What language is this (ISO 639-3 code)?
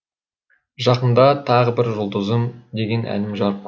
kaz